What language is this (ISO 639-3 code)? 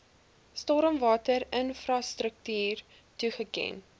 afr